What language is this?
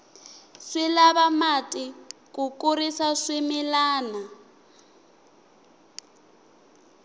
Tsonga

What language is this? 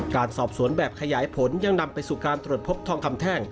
Thai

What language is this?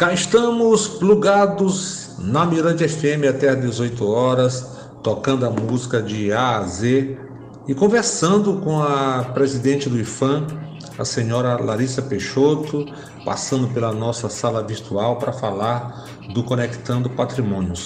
Portuguese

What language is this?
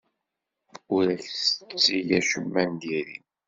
Kabyle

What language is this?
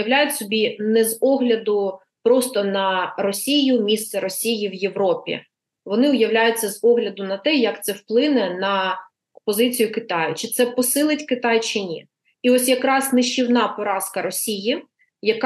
Ukrainian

